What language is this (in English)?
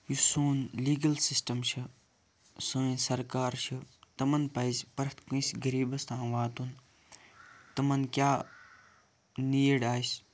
Kashmiri